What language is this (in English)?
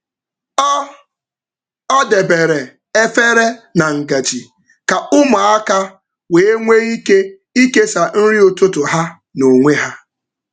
Igbo